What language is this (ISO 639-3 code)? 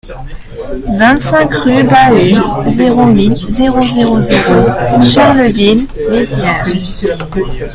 fra